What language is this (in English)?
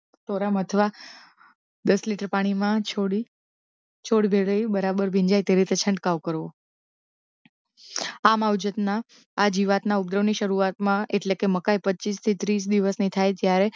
Gujarati